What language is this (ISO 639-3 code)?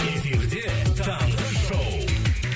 kaz